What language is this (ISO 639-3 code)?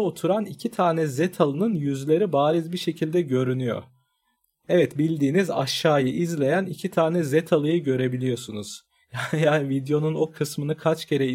tur